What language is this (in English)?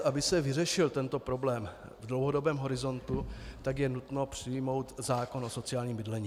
Czech